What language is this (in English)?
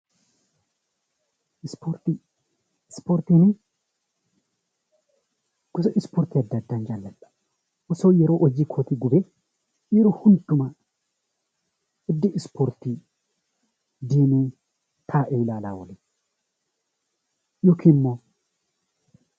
Oromo